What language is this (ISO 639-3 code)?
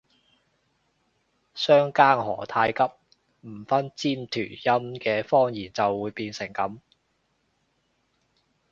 yue